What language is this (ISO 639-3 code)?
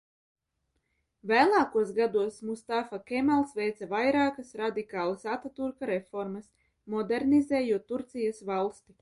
lav